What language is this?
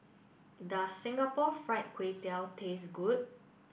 English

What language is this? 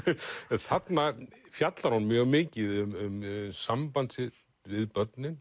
Icelandic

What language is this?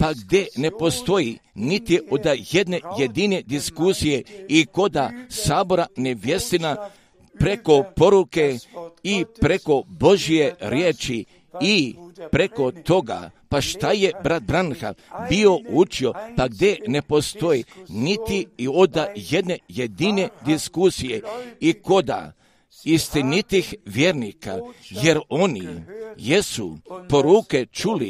Croatian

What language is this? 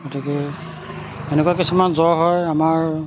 Assamese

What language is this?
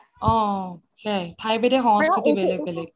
Assamese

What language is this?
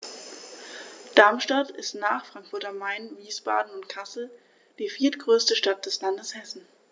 German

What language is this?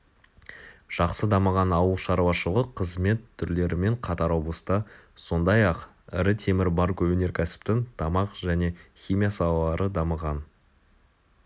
Kazakh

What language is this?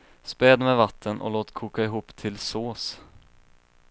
Swedish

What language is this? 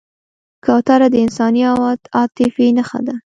Pashto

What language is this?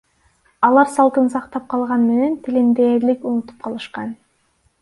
Kyrgyz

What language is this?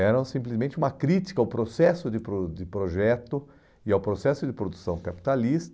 Portuguese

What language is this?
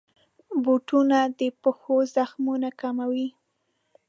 Pashto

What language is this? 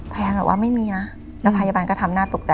Thai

